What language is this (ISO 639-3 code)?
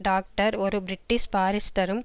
tam